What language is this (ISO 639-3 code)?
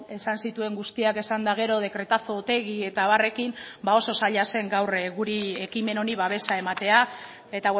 eus